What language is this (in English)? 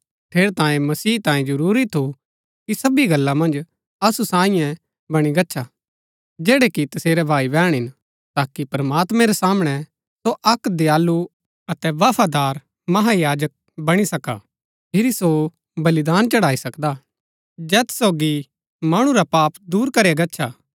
Gaddi